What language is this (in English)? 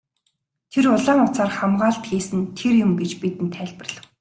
Mongolian